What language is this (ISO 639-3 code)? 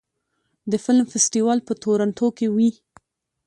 pus